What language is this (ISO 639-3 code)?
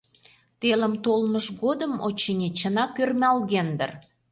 chm